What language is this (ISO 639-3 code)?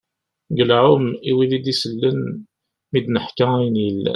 kab